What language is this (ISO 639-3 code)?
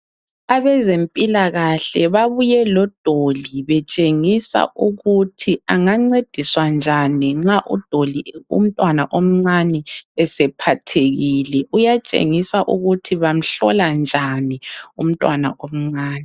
nde